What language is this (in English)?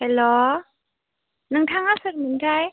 Bodo